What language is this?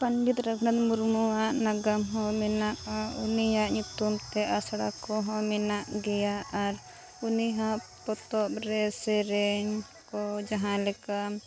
Santali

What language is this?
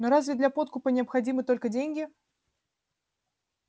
Russian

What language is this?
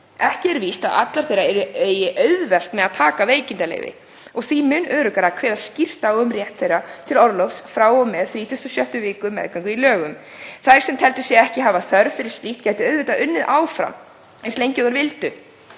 Icelandic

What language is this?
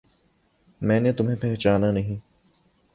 Urdu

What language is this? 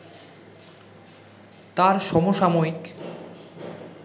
Bangla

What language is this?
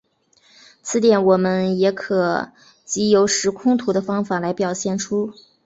Chinese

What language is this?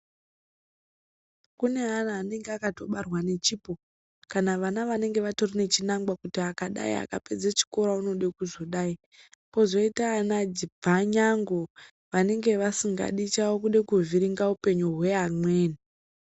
Ndau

